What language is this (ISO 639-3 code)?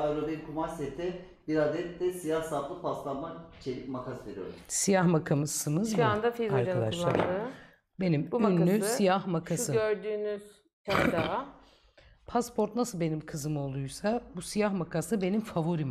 tur